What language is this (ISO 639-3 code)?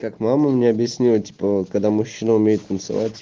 rus